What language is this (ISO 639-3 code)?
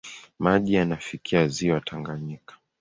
swa